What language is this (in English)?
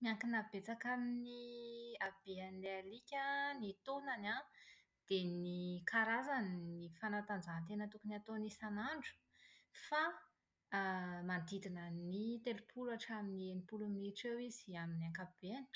Malagasy